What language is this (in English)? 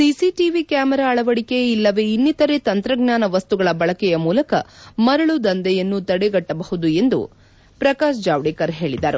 Kannada